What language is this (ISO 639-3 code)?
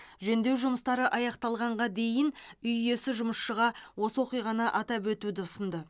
kaz